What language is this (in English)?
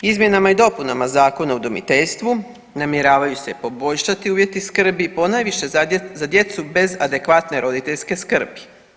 Croatian